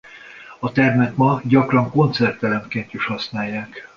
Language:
Hungarian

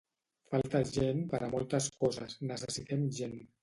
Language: Catalan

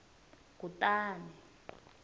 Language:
Tsonga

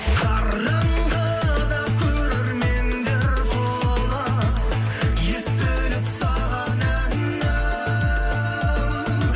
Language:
Kazakh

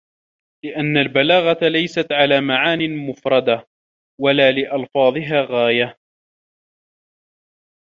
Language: Arabic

